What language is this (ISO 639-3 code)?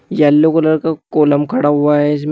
hin